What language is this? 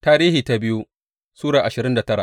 Hausa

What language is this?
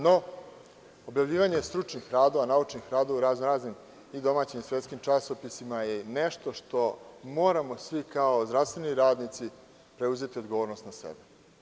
Serbian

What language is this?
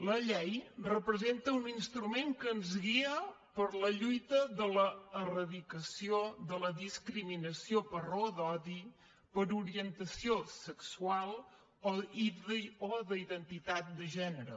Catalan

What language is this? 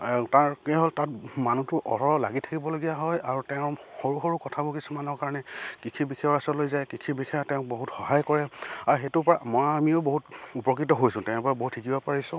Assamese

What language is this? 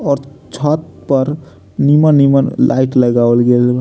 Bhojpuri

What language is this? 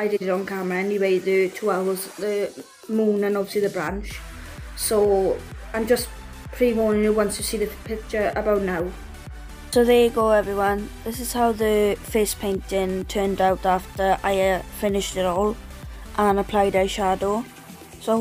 English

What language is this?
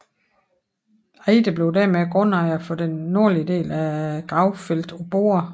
Danish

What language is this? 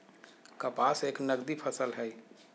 Magahi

